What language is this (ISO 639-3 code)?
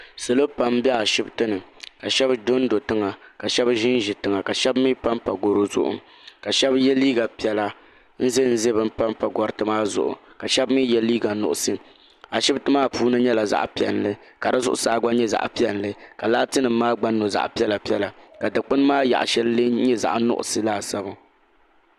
dag